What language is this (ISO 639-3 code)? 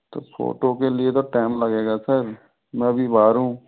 hin